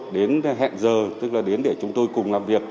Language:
Vietnamese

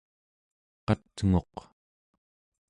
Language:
Central Yupik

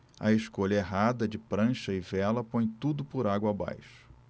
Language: Portuguese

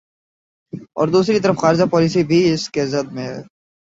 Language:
Urdu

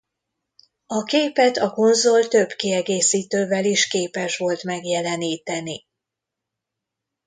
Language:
Hungarian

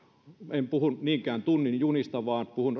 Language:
Finnish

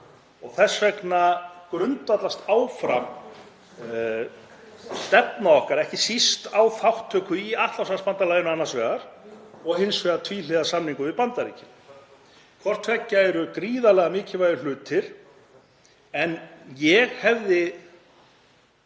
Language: Icelandic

